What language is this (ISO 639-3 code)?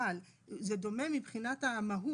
heb